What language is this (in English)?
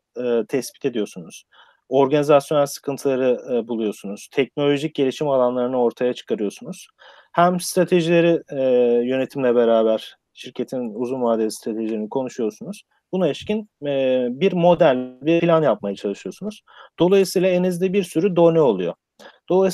Turkish